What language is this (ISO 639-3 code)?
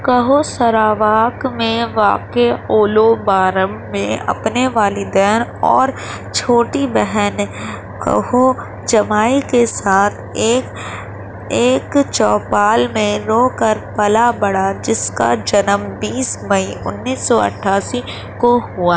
urd